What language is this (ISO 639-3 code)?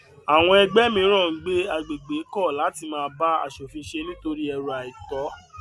yor